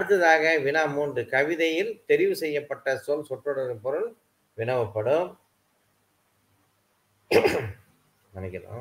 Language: Malay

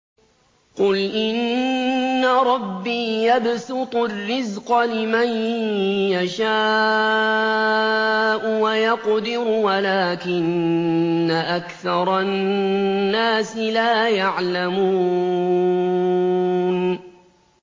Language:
Arabic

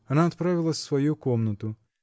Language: Russian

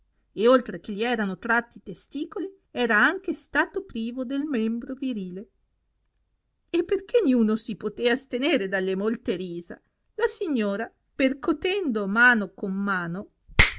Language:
Italian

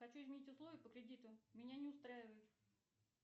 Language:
Russian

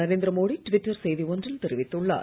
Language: Tamil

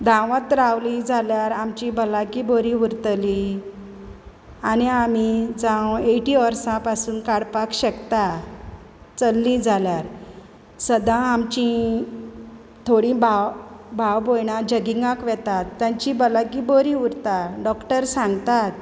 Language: Konkani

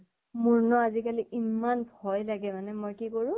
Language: Assamese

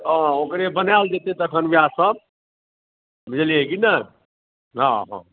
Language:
Maithili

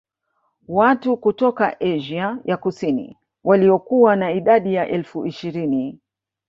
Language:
Swahili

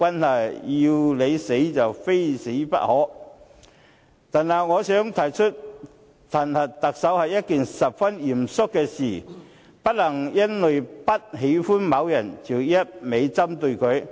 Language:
Cantonese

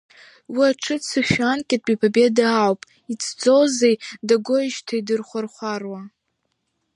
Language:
Abkhazian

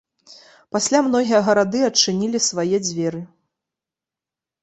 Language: Belarusian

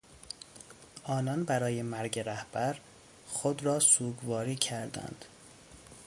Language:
Persian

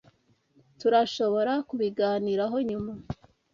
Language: Kinyarwanda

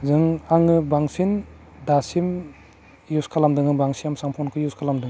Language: Bodo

